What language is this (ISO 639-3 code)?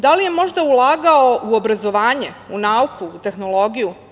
srp